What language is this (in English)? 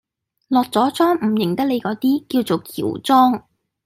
Cantonese